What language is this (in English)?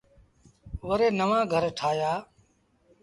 Sindhi Bhil